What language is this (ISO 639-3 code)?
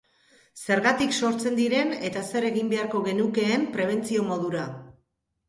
eus